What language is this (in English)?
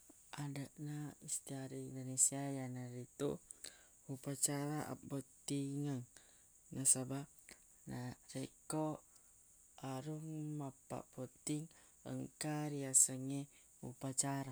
Buginese